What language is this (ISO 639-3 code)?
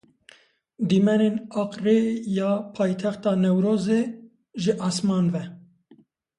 kur